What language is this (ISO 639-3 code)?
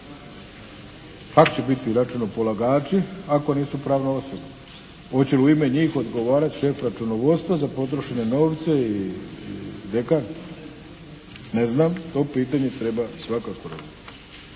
hrv